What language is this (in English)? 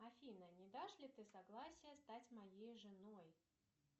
Russian